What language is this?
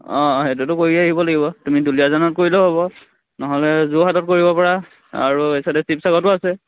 Assamese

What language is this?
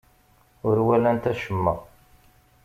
Kabyle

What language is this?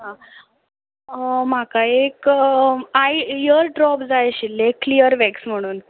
Konkani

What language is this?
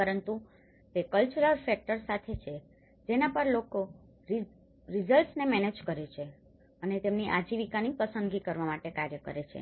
Gujarati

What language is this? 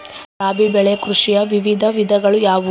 Kannada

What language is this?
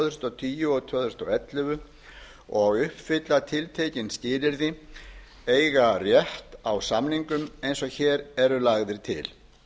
Icelandic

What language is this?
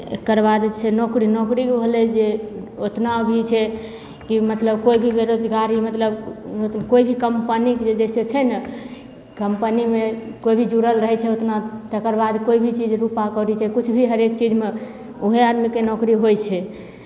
Maithili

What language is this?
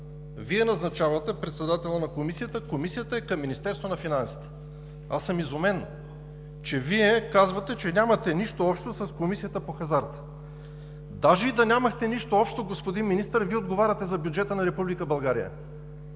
Bulgarian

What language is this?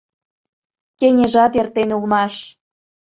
Mari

